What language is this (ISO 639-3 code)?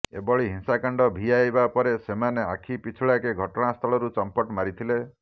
ori